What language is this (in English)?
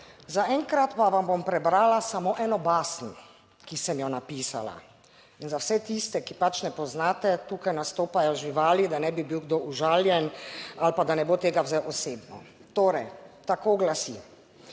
Slovenian